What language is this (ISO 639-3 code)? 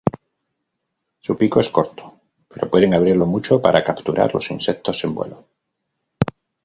spa